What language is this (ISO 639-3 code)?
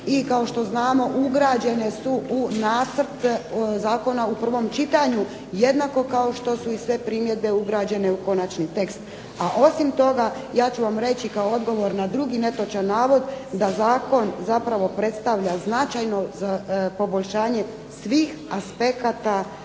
hrv